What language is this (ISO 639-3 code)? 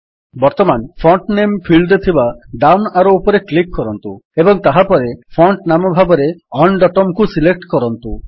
ori